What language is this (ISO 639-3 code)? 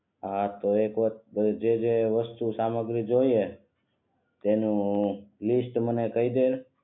guj